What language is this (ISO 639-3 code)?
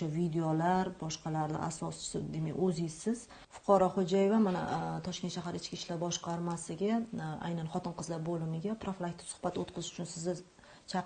uzb